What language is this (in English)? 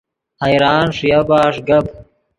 Yidgha